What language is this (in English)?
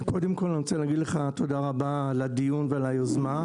Hebrew